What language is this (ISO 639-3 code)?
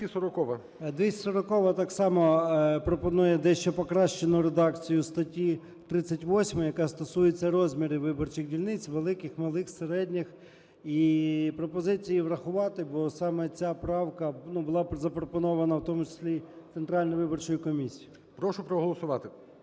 ukr